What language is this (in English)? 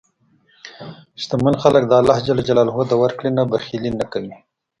Pashto